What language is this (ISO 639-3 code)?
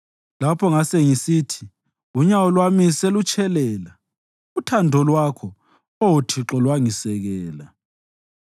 nde